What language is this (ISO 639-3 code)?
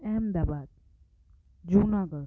snd